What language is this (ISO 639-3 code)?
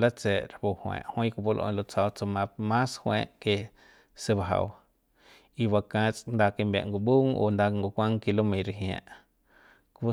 pbs